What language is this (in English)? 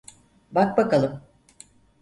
Turkish